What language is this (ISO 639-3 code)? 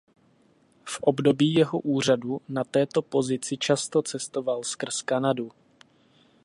ces